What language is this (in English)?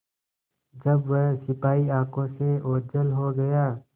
Hindi